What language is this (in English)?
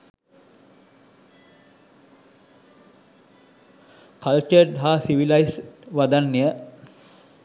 Sinhala